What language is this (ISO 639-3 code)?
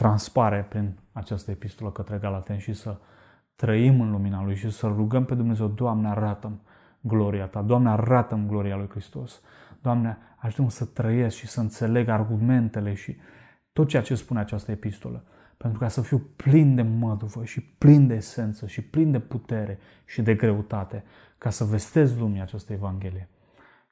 ron